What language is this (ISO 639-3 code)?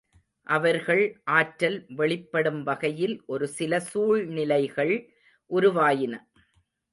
tam